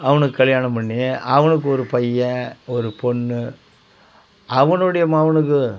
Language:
Tamil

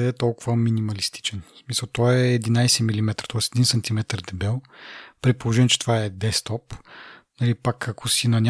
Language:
Bulgarian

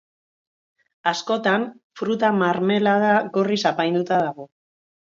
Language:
Basque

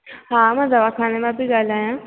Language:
Sindhi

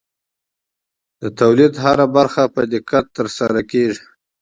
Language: Pashto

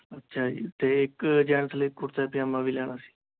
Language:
Punjabi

